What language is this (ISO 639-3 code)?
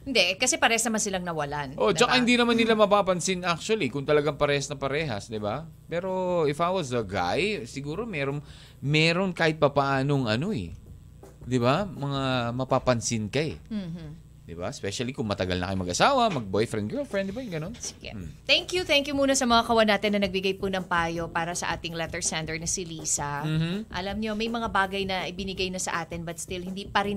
fil